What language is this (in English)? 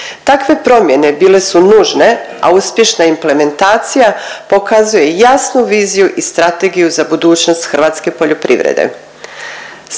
Croatian